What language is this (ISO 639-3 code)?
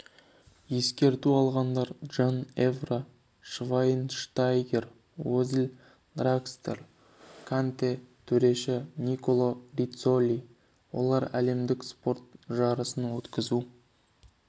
kaz